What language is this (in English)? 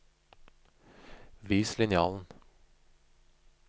Norwegian